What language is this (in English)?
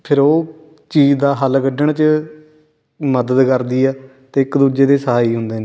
Punjabi